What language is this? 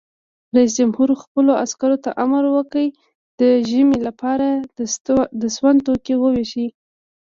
Pashto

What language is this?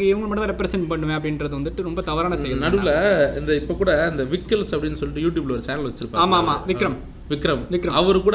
Tamil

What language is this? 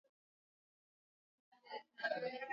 Swahili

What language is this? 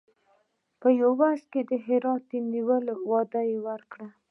Pashto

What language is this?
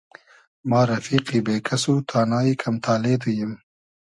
Hazaragi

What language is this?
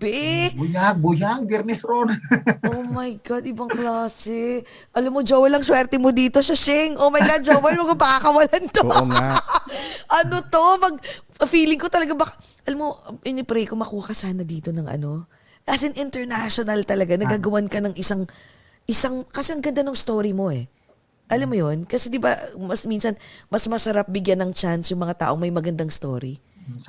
Filipino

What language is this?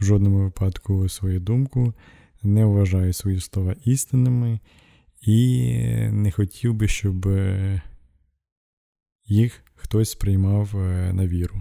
Ukrainian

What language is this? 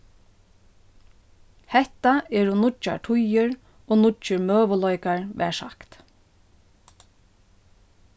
Faroese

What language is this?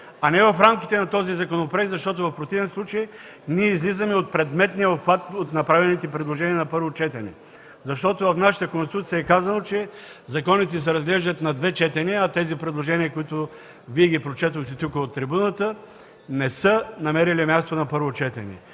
Bulgarian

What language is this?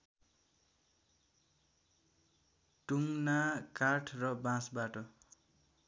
Nepali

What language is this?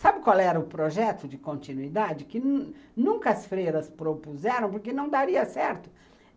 Portuguese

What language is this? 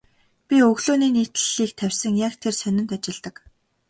Mongolian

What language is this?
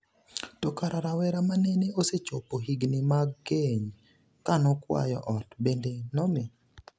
Luo (Kenya and Tanzania)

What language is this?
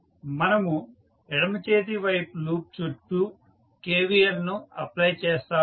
Telugu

